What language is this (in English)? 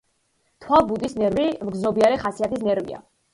Georgian